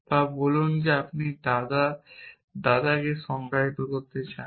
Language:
Bangla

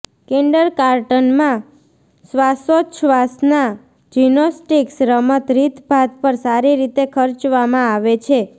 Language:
Gujarati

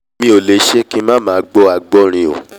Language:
Yoruba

